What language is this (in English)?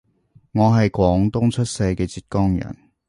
Cantonese